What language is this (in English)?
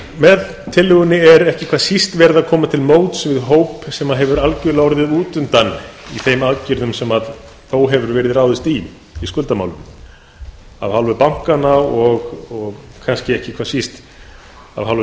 Icelandic